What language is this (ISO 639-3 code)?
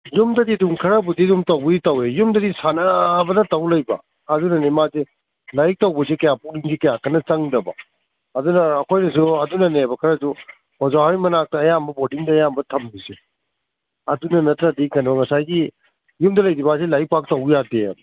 mni